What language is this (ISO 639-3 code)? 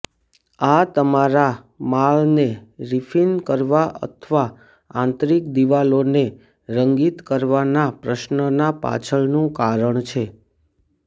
guj